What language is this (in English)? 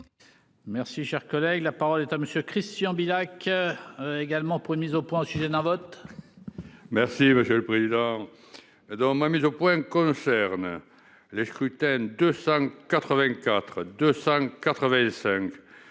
French